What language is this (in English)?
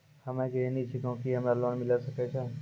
Maithili